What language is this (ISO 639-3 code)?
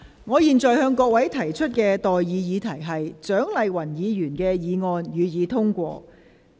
yue